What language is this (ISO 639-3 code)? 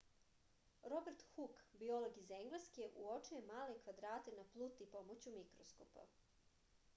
srp